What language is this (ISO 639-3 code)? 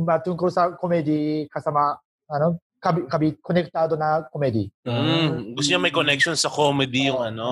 fil